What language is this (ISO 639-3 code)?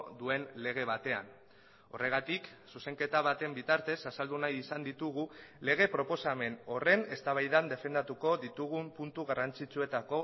eus